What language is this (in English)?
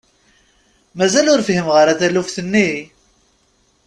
Kabyle